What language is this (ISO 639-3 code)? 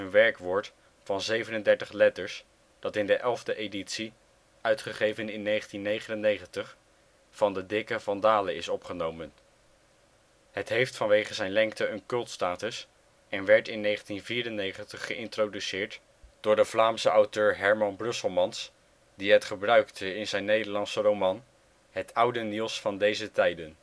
nld